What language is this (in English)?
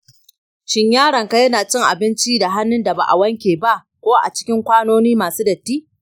Hausa